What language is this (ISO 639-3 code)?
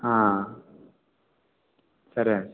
kan